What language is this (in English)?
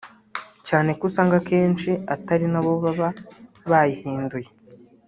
Kinyarwanda